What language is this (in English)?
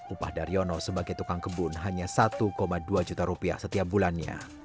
Indonesian